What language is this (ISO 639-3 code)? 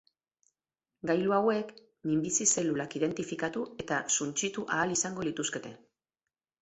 eus